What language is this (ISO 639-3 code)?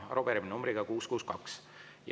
est